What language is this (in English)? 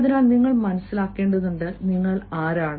Malayalam